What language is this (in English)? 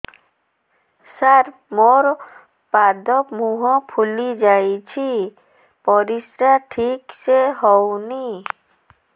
Odia